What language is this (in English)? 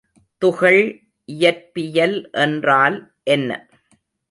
Tamil